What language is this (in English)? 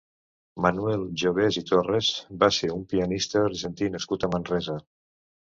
Catalan